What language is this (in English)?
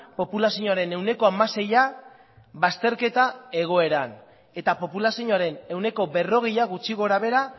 Basque